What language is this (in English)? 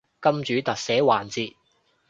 Cantonese